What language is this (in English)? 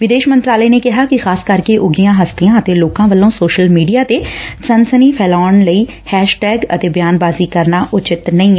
Punjabi